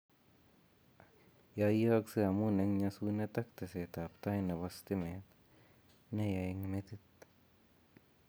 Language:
Kalenjin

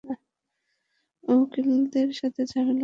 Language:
Bangla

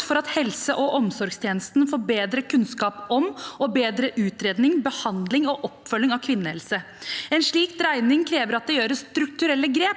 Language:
Norwegian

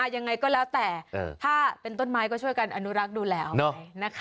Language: Thai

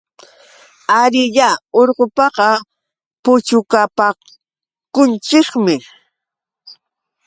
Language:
Yauyos Quechua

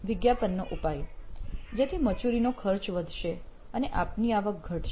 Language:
Gujarati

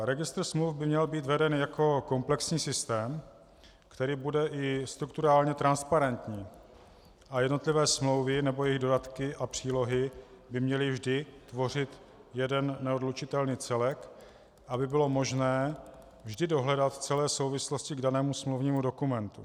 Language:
Czech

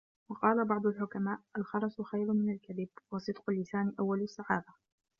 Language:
Arabic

